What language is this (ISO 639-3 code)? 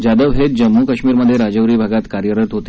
mar